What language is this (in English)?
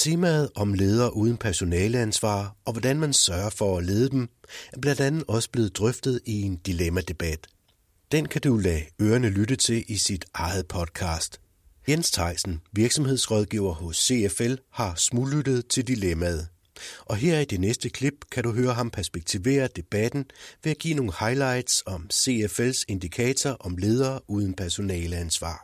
Danish